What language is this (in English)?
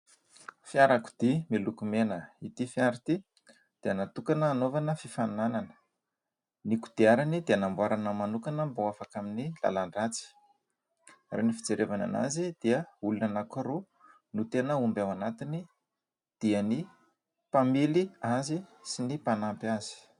Malagasy